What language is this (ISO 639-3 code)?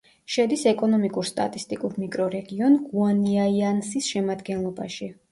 kat